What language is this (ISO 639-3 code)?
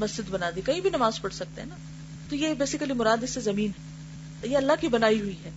urd